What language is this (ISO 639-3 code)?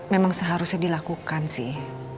ind